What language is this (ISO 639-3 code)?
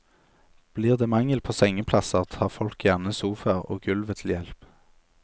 nor